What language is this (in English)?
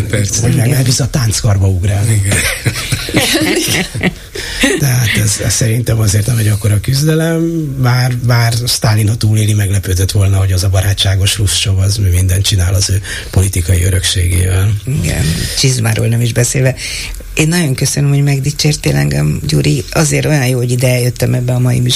Hungarian